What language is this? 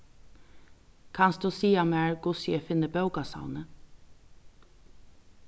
Faroese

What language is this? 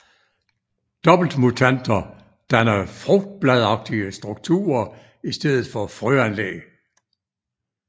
Danish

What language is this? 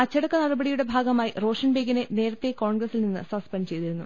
Malayalam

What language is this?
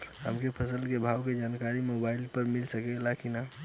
Bhojpuri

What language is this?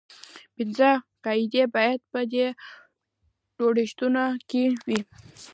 Pashto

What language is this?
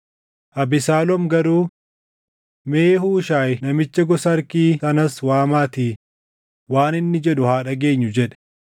Oromo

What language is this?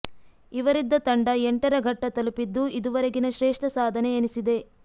Kannada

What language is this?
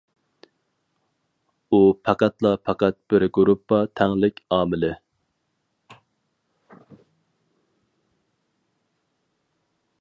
Uyghur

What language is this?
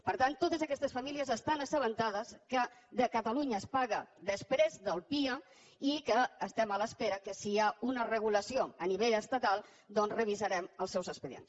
Catalan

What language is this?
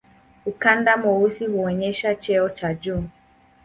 Swahili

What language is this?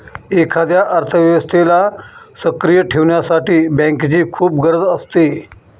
Marathi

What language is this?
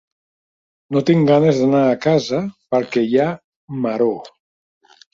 Catalan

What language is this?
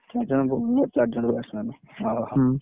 Odia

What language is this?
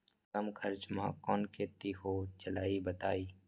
Magahi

